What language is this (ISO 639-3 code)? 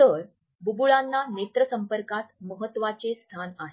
mar